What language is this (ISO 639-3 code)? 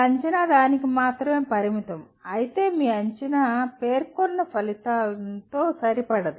tel